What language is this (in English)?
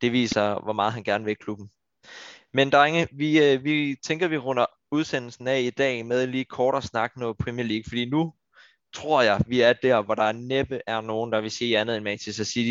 Danish